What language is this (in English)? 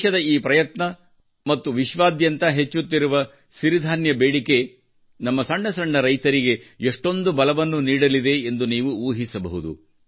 Kannada